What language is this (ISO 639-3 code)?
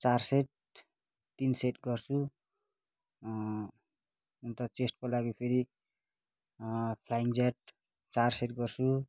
nep